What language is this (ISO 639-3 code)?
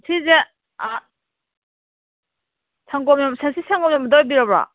mni